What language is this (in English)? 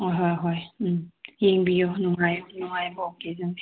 Manipuri